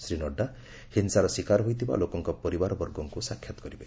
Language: Odia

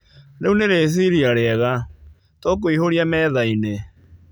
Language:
Kikuyu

